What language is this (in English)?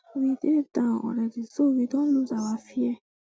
Nigerian Pidgin